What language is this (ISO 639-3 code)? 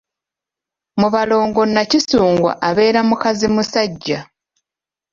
lug